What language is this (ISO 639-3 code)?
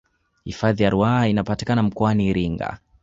swa